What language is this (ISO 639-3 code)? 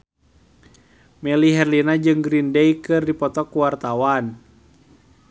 sun